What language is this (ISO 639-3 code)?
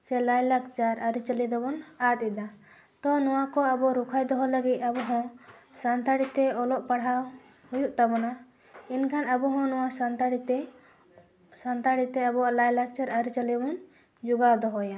sat